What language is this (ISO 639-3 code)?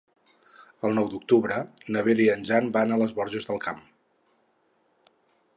cat